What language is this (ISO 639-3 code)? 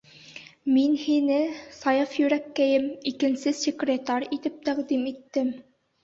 bak